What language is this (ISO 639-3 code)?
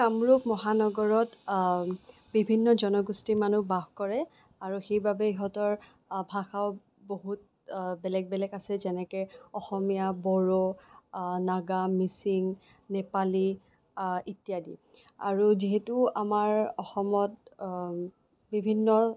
asm